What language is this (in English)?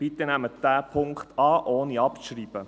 Swiss German